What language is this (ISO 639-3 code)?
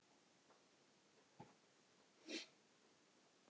isl